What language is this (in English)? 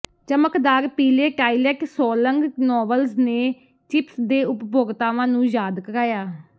Punjabi